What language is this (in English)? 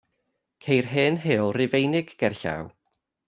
Welsh